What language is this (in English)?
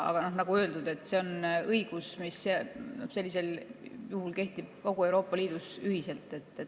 Estonian